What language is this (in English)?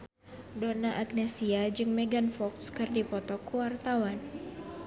Sundanese